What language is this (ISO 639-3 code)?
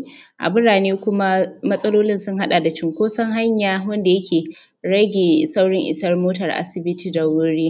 hau